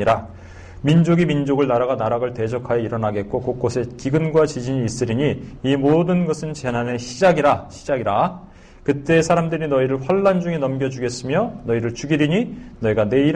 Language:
Korean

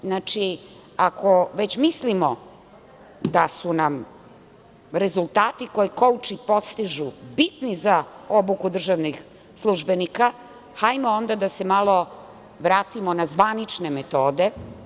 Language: Serbian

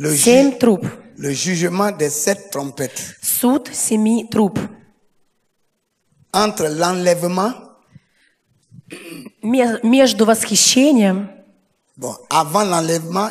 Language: Russian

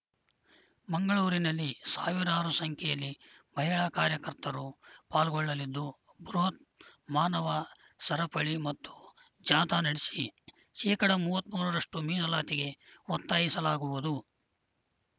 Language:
Kannada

